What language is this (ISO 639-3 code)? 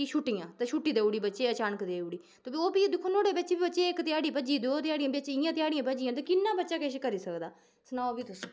doi